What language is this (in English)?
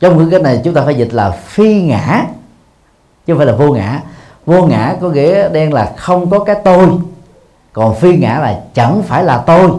Vietnamese